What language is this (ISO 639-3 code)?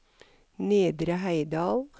nor